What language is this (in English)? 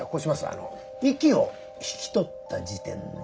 Japanese